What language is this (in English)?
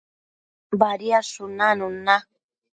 Matsés